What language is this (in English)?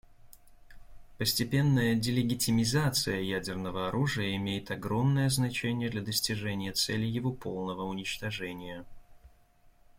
Russian